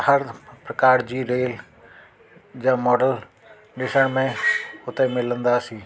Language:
Sindhi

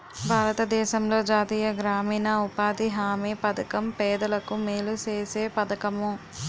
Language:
Telugu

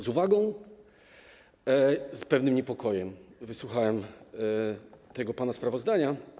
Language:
Polish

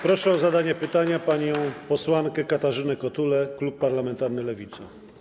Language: Polish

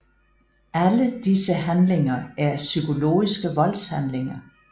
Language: Danish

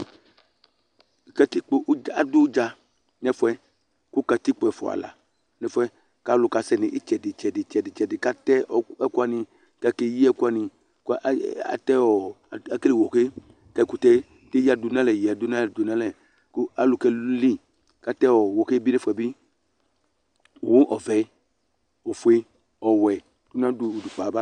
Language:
Ikposo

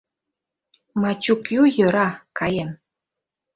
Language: Mari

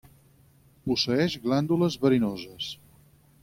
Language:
Catalan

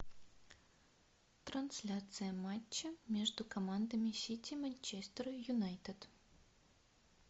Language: Russian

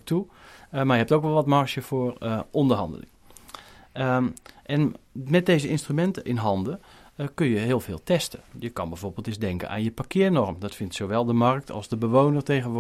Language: Dutch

